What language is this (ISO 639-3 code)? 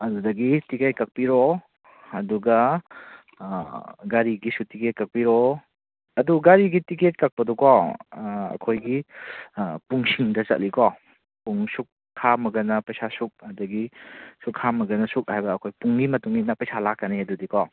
mni